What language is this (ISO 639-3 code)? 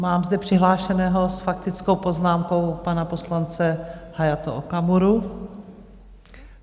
ces